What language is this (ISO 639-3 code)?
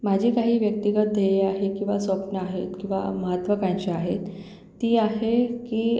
mar